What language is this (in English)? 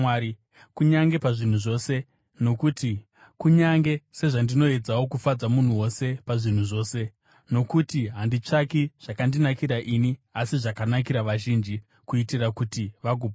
Shona